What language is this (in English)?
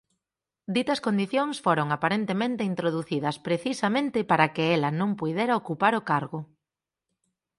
Galician